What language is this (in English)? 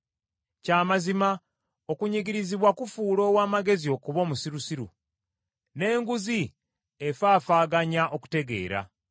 Ganda